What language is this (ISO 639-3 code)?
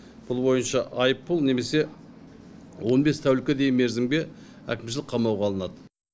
kaz